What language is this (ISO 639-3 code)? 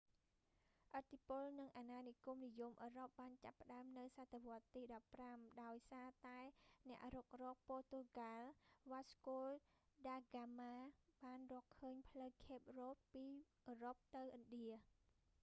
khm